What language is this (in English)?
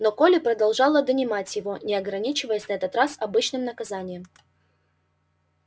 Russian